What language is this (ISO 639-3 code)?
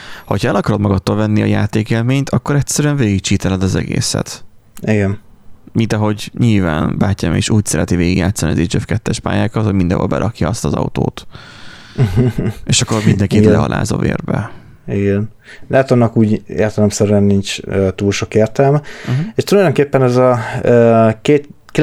hun